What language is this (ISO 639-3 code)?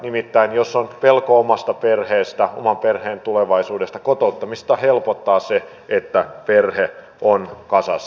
fin